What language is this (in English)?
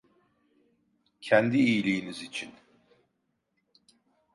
Turkish